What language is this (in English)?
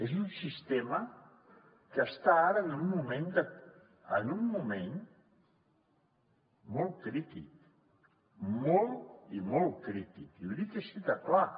Catalan